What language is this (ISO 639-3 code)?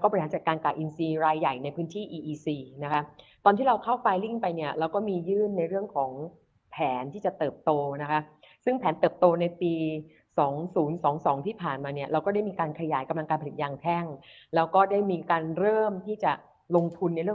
tha